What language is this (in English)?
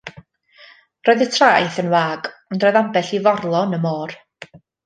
Welsh